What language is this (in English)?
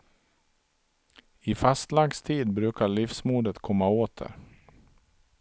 Swedish